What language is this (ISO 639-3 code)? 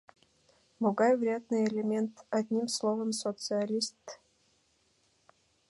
chm